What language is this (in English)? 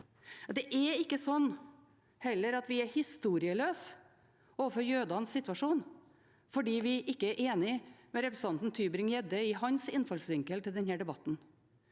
Norwegian